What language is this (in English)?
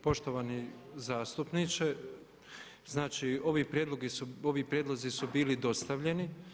Croatian